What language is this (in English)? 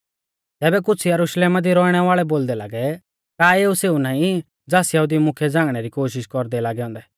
Mahasu Pahari